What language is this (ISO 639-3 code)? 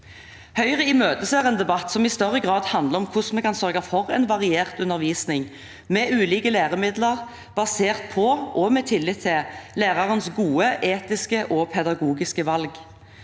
nor